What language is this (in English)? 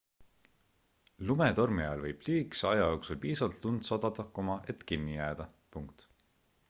Estonian